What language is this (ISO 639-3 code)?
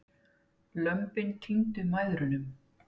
isl